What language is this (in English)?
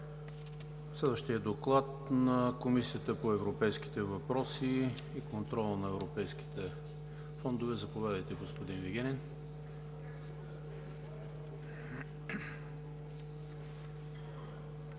Bulgarian